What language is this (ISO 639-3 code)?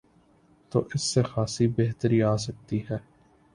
urd